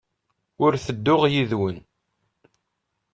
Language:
Kabyle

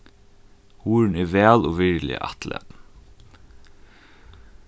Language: Faroese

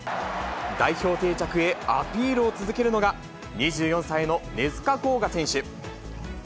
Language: Japanese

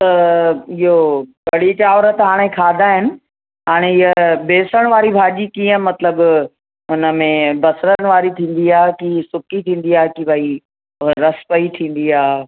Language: Sindhi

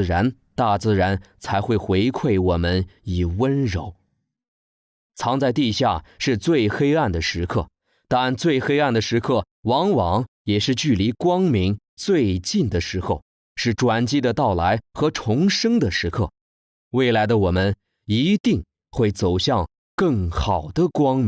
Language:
Chinese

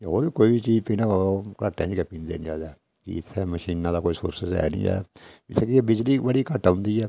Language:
Dogri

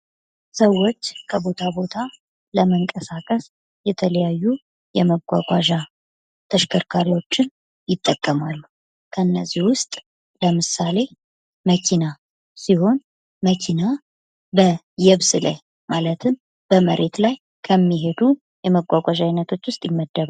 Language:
Amharic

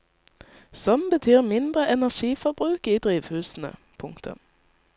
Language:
Norwegian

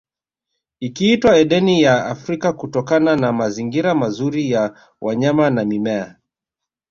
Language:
Swahili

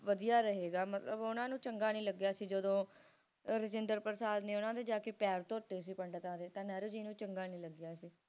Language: Punjabi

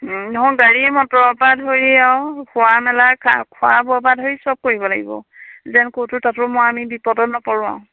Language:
Assamese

